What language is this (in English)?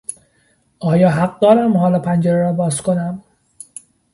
Persian